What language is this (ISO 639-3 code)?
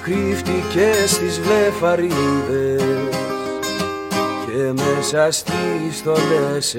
ell